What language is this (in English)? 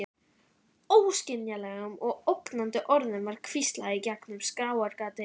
Icelandic